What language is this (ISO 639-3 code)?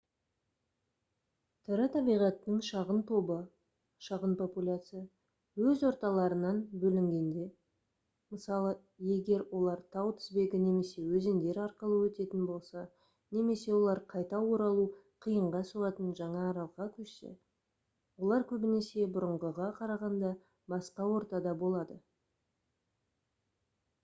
kaz